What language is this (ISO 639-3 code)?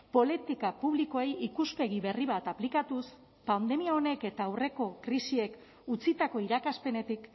eus